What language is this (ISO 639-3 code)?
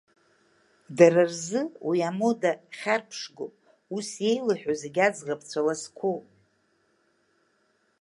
abk